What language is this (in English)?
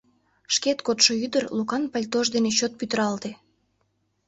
Mari